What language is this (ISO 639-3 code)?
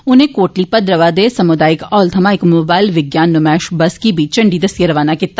doi